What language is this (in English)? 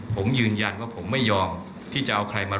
Thai